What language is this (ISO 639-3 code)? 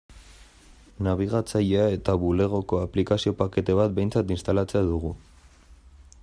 eus